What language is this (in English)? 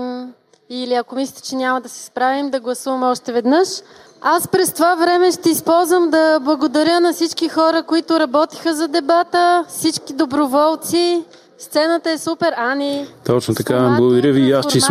Bulgarian